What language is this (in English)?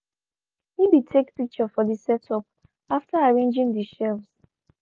Nigerian Pidgin